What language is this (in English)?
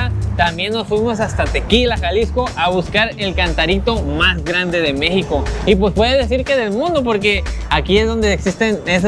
Spanish